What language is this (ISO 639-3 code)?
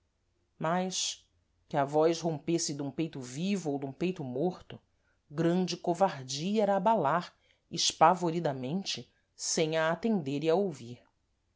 por